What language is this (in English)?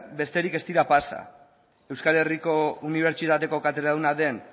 Basque